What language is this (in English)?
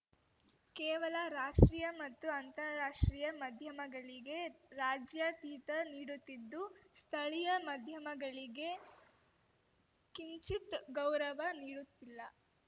Kannada